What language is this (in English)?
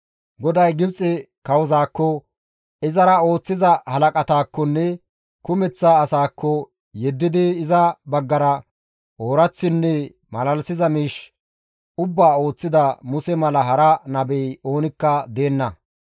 Gamo